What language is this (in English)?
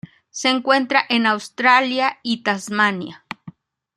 Spanish